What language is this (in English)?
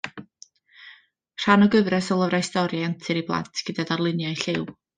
Welsh